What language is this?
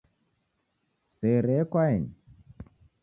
Taita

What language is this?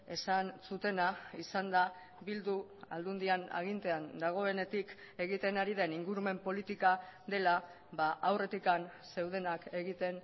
Basque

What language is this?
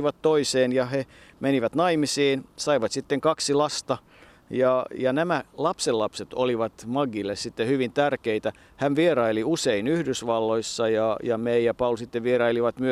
Finnish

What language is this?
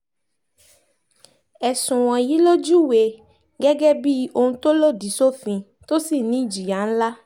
Yoruba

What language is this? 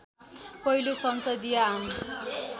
Nepali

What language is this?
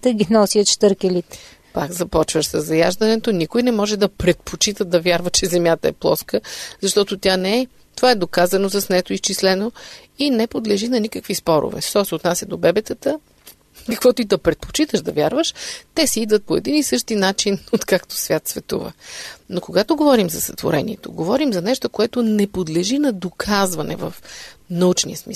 Bulgarian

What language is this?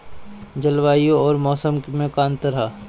Bhojpuri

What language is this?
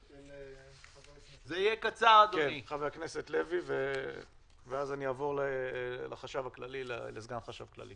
Hebrew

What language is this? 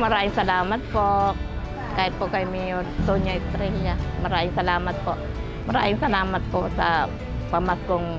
Filipino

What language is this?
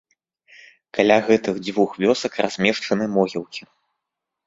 Belarusian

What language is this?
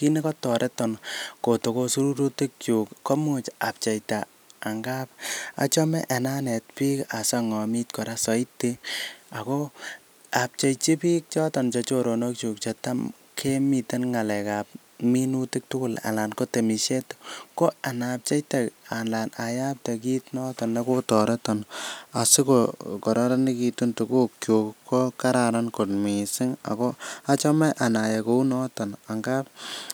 Kalenjin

